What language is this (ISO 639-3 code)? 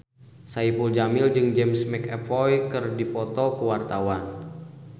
sun